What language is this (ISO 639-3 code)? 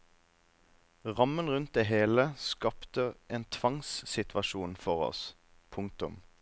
nor